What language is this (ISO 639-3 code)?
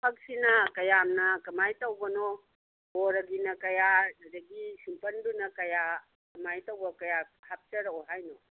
mni